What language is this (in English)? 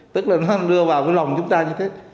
Vietnamese